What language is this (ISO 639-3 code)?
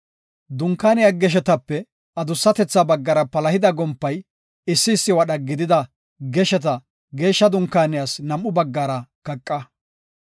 gof